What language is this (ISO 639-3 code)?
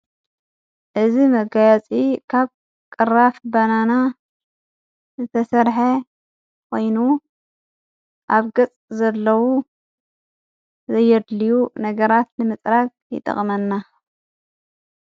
tir